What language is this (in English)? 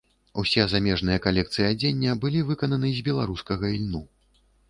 Belarusian